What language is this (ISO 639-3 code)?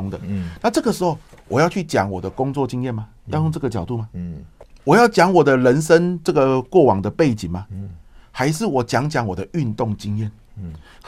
zho